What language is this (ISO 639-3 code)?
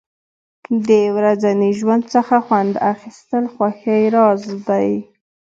pus